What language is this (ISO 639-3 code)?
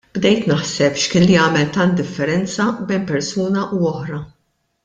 mlt